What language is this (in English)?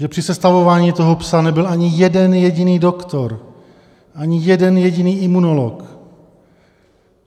Czech